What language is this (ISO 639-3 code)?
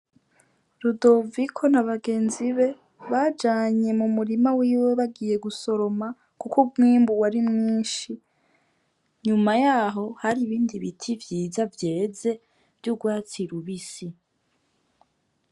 run